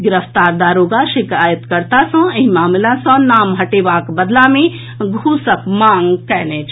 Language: Maithili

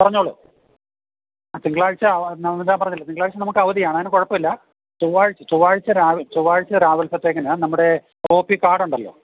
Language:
Malayalam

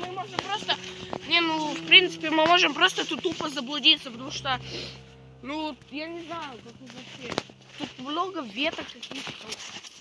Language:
Russian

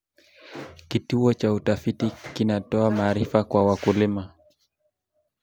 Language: Kalenjin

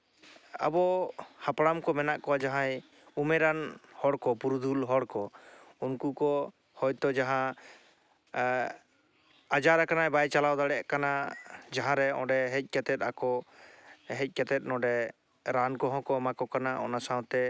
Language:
Santali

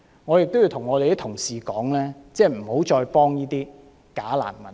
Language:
Cantonese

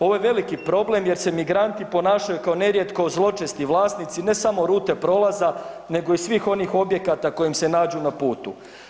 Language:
Croatian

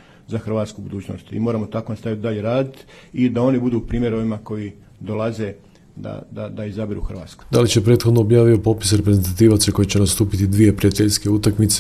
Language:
Croatian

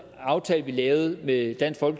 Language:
Danish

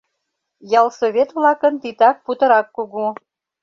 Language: Mari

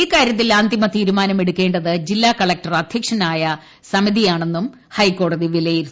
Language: Malayalam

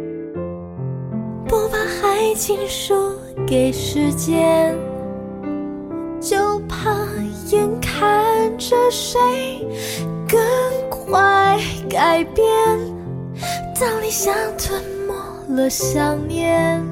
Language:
Chinese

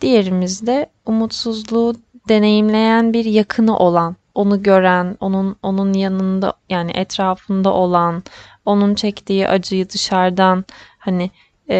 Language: Turkish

